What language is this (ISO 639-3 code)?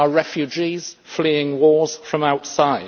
eng